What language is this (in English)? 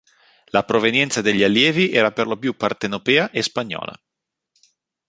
Italian